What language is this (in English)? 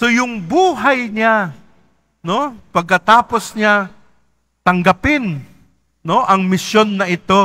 Filipino